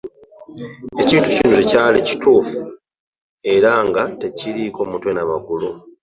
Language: Ganda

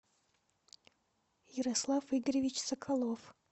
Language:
Russian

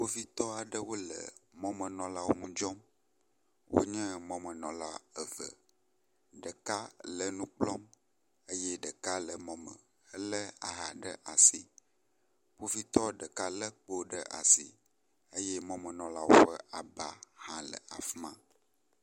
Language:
Ewe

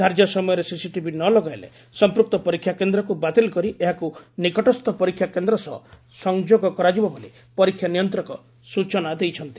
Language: Odia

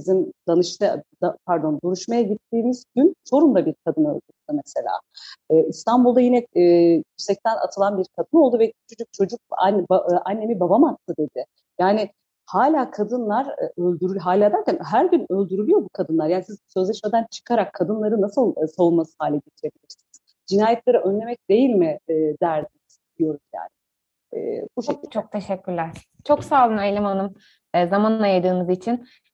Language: Turkish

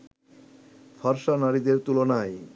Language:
Bangla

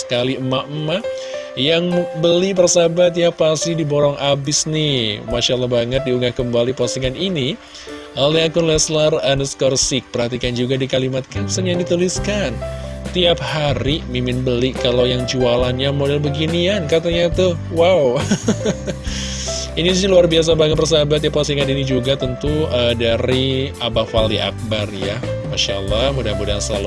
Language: Indonesian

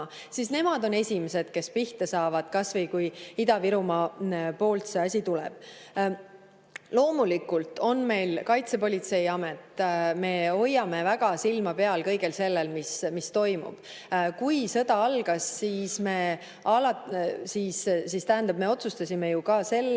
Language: Estonian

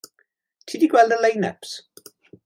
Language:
Welsh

